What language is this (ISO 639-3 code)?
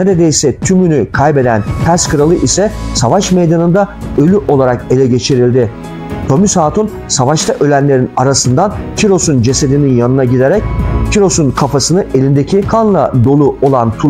tur